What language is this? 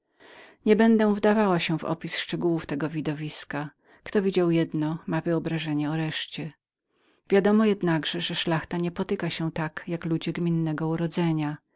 Polish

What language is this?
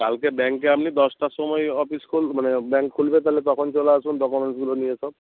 Bangla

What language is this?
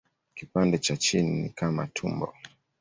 Swahili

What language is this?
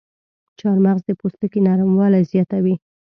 Pashto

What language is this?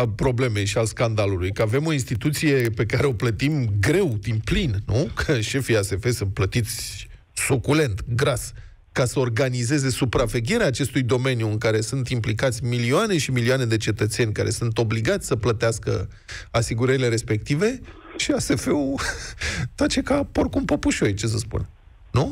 Romanian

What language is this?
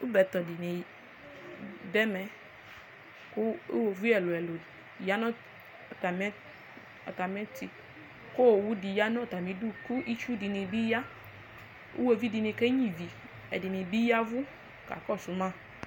Ikposo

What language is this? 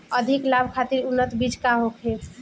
Bhojpuri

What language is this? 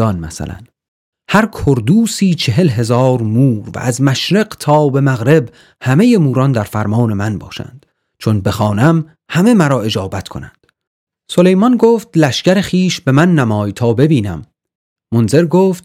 Persian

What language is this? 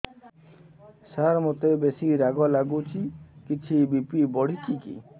Odia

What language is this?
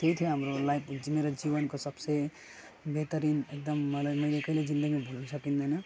Nepali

